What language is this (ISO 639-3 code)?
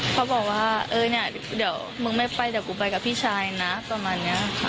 tha